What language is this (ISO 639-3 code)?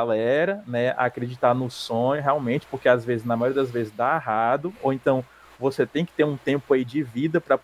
por